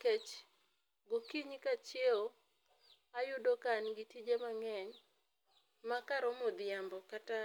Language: Luo (Kenya and Tanzania)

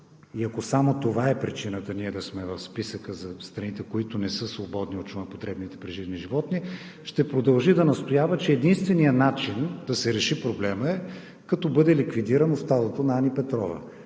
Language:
Bulgarian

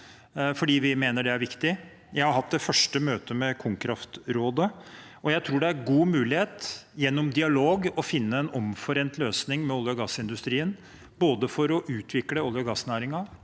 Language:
Norwegian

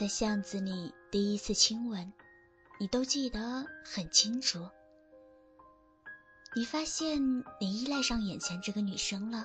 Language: Chinese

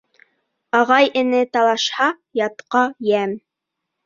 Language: Bashkir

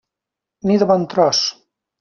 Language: Catalan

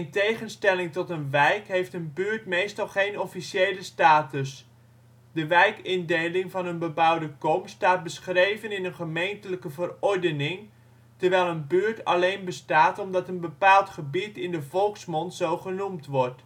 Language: Dutch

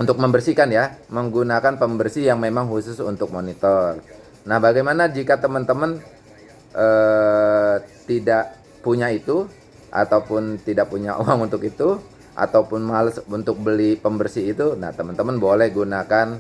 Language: Indonesian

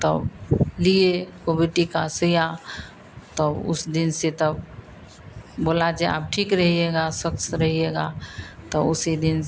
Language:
Hindi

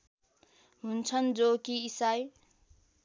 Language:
Nepali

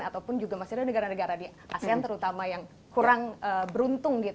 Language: Indonesian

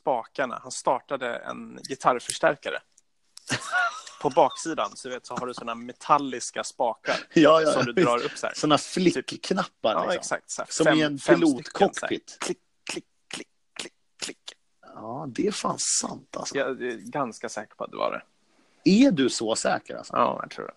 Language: Swedish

